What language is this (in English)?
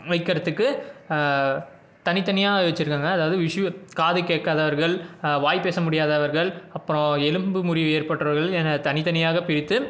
Tamil